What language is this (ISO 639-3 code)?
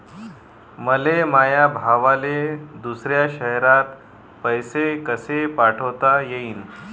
mar